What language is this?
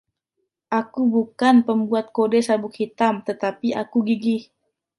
Indonesian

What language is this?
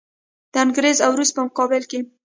Pashto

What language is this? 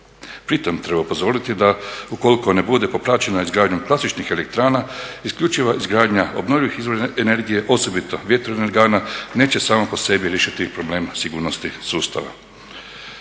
Croatian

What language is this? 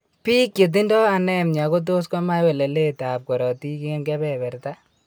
Kalenjin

